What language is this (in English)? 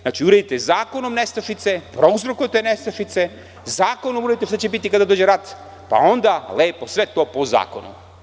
Serbian